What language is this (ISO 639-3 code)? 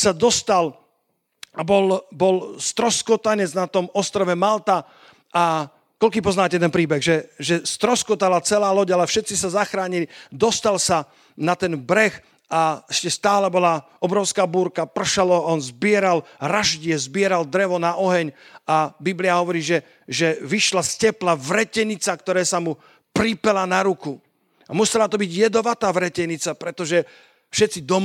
slk